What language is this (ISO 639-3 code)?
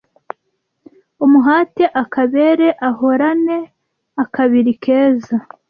kin